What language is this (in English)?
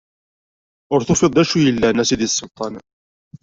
Kabyle